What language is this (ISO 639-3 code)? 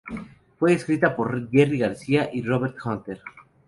spa